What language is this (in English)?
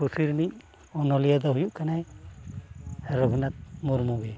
Santali